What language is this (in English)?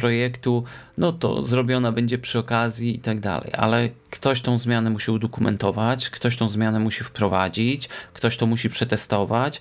Polish